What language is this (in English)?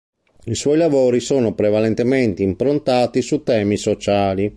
Italian